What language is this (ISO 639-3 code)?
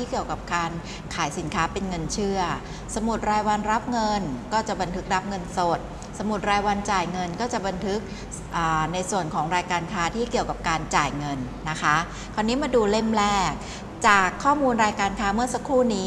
tha